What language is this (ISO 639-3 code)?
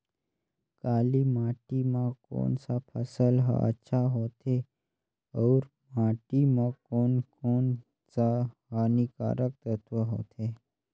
hne